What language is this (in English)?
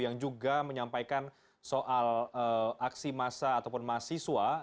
Indonesian